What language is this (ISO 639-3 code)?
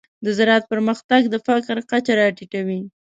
pus